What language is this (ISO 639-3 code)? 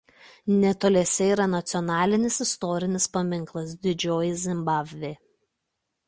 lit